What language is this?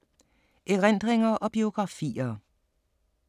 Danish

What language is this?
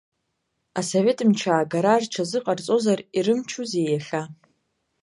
Abkhazian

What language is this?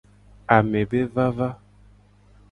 Gen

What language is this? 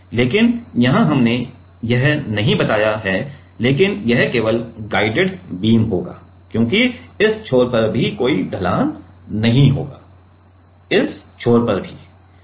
Hindi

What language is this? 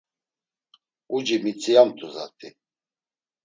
Laz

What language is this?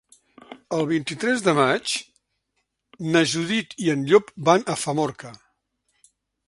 Catalan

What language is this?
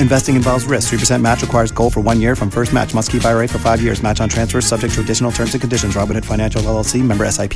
Swahili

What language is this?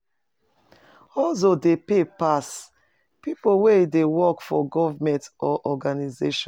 Nigerian Pidgin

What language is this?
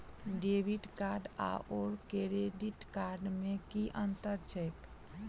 Maithili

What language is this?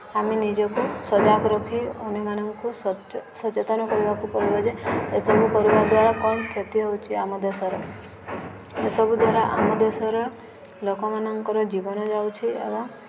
Odia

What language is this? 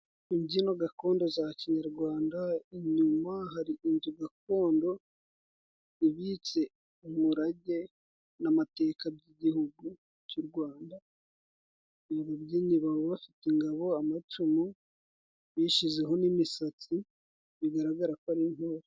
Kinyarwanda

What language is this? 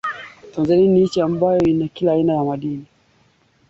Swahili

